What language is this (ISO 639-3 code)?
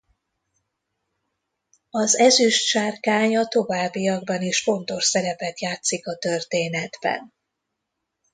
hun